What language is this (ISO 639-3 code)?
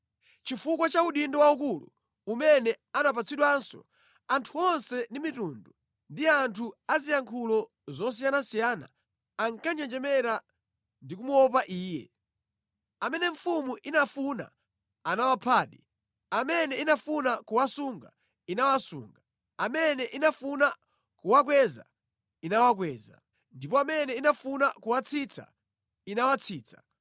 nya